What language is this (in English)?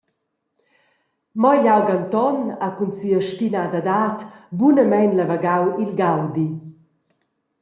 Romansh